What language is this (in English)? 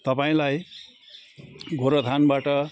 Nepali